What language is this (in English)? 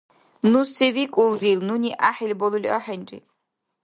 Dargwa